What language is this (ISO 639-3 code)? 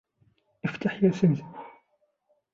ara